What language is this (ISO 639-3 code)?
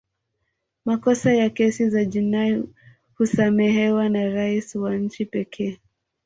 swa